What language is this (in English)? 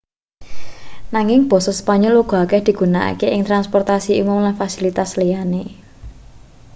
Javanese